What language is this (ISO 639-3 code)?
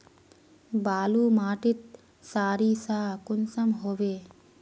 mag